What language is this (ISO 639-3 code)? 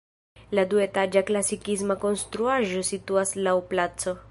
epo